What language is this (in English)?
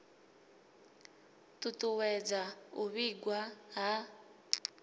Venda